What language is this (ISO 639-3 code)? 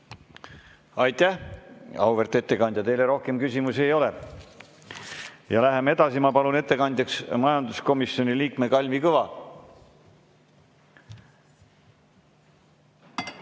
est